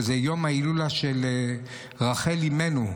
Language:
Hebrew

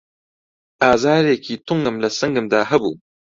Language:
Central Kurdish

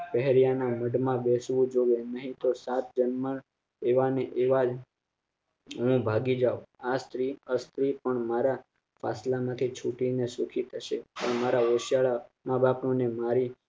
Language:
Gujarati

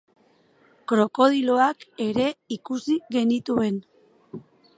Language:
Basque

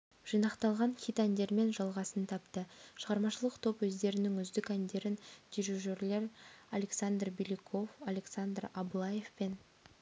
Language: Kazakh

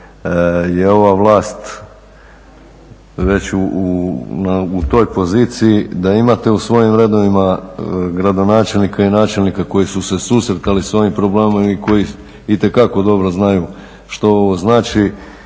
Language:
Croatian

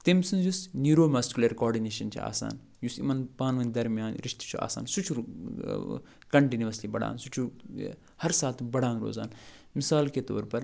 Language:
Kashmiri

